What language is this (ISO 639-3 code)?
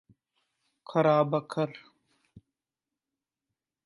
pan